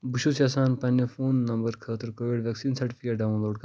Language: Kashmiri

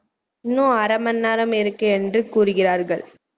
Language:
Tamil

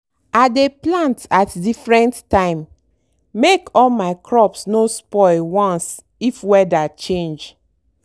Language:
Nigerian Pidgin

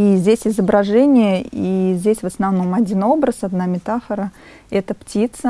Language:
Russian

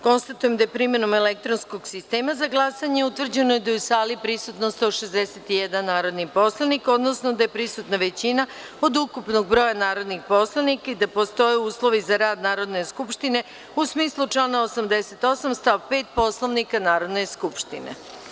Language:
Serbian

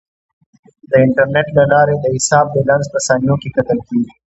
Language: Pashto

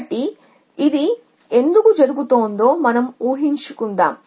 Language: Telugu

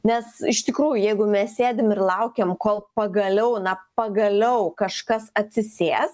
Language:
Lithuanian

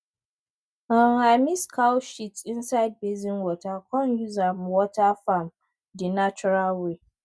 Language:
Nigerian Pidgin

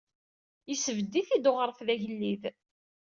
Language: Kabyle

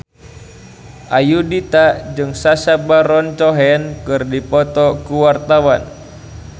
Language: Sundanese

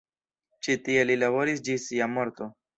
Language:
Esperanto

